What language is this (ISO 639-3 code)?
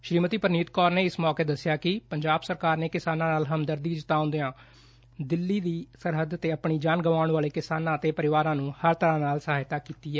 pan